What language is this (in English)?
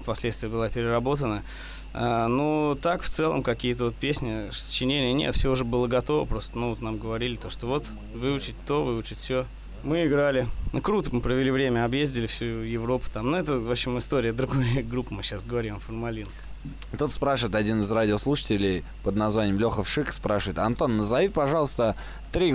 Russian